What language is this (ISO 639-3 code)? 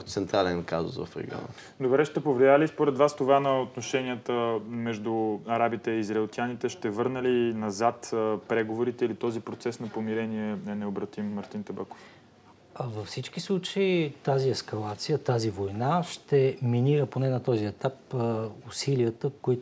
bul